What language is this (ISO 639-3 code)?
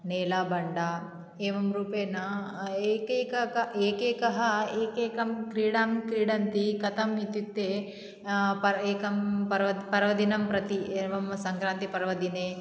san